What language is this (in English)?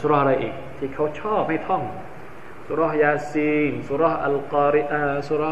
Thai